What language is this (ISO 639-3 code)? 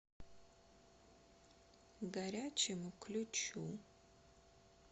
rus